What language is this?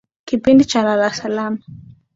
Swahili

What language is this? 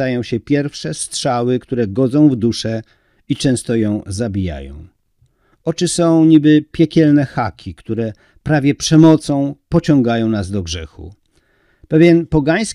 Polish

